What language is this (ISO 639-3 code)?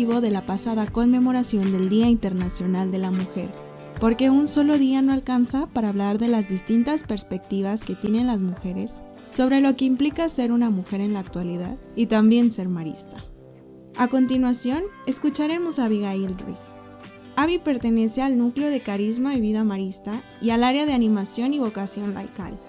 spa